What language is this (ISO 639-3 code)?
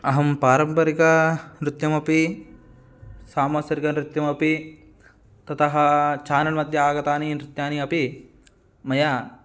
san